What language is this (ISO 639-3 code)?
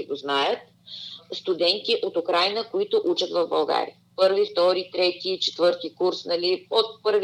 bul